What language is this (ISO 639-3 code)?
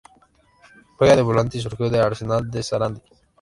spa